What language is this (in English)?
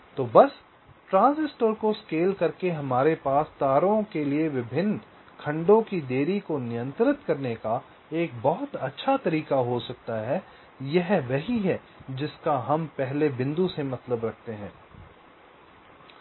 Hindi